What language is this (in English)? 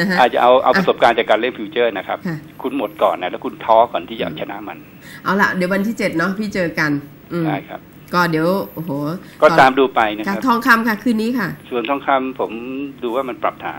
Thai